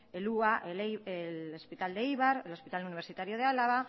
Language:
Spanish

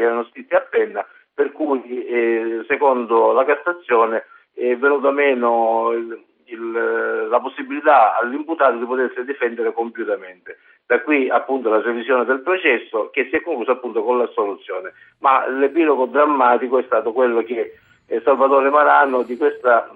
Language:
Italian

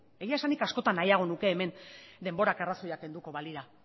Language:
Basque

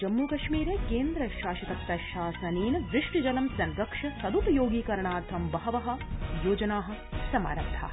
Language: Sanskrit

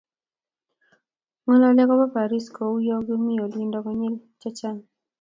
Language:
Kalenjin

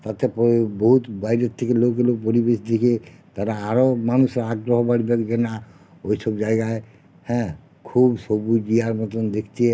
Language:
Bangla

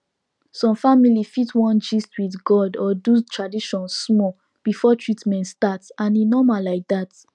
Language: Nigerian Pidgin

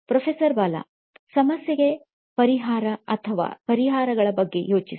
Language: Kannada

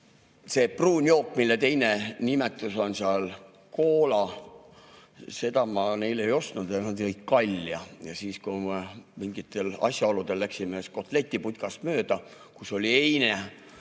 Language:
Estonian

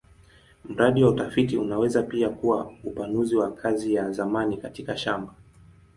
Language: Swahili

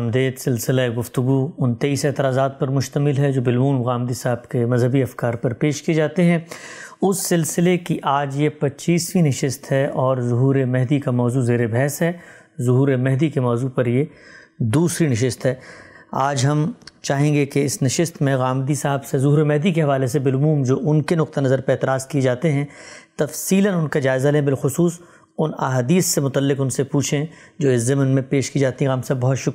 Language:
Urdu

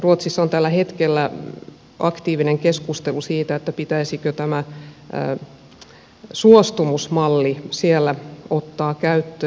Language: Finnish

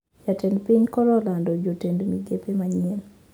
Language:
Luo (Kenya and Tanzania)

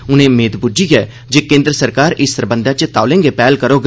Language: Dogri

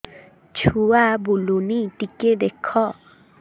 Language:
Odia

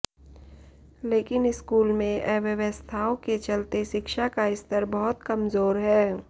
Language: Hindi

